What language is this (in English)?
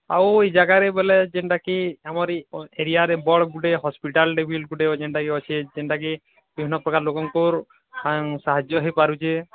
Odia